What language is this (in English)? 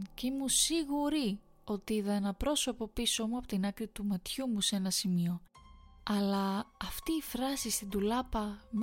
Greek